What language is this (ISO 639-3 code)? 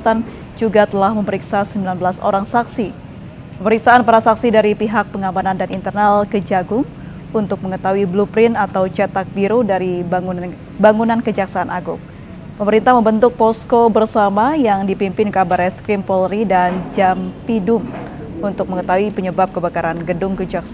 ind